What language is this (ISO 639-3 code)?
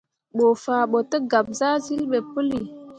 mua